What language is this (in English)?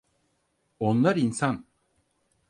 Turkish